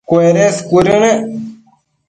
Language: Matsés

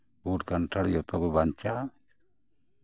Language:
Santali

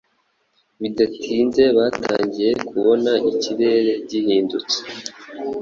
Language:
Kinyarwanda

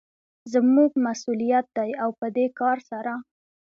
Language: Pashto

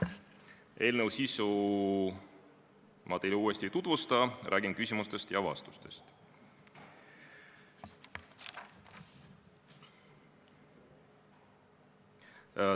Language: Estonian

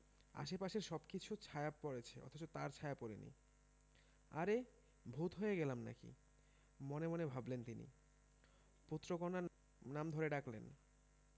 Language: Bangla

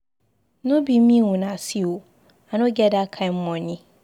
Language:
Nigerian Pidgin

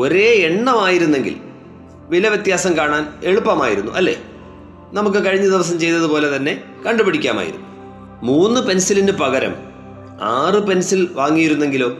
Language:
Malayalam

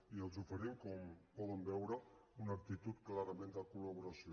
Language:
Catalan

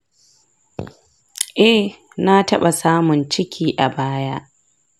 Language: Hausa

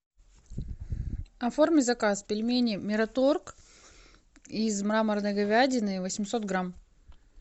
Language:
Russian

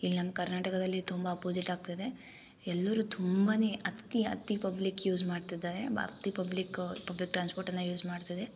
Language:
Kannada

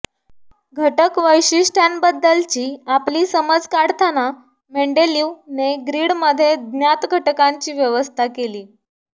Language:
Marathi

